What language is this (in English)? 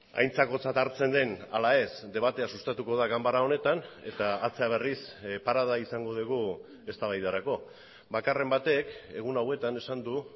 Basque